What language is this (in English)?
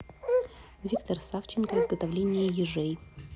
Russian